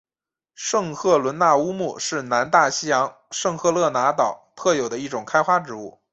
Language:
Chinese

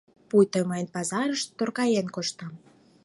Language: Mari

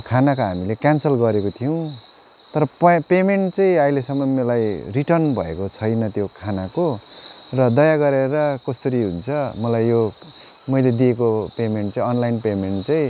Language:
Nepali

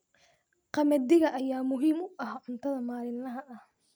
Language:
Somali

